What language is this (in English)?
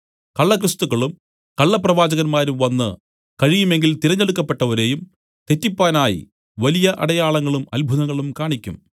Malayalam